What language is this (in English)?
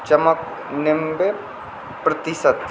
Maithili